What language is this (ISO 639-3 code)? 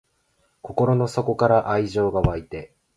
jpn